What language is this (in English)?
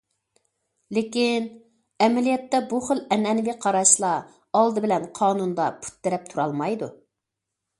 Uyghur